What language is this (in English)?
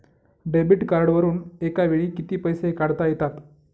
Marathi